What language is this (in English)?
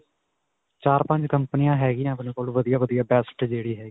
Punjabi